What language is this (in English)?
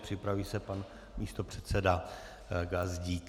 Czech